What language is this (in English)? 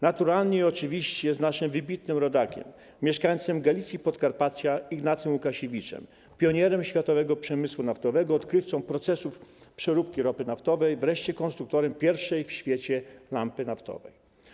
Polish